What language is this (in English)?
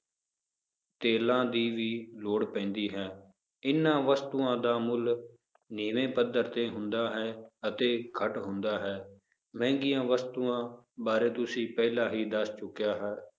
Punjabi